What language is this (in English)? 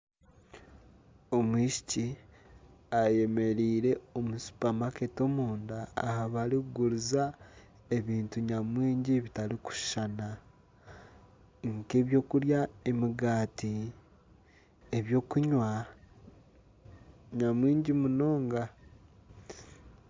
Nyankole